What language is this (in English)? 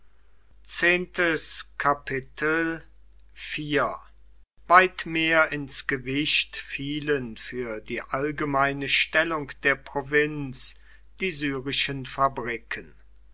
German